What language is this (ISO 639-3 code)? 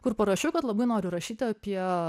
lit